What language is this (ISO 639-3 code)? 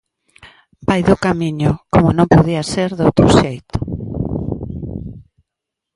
glg